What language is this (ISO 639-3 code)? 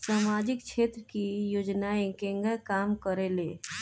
bho